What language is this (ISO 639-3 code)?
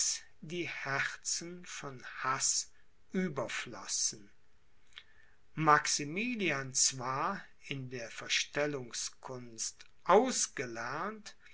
deu